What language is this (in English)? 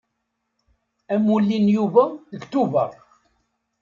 Kabyle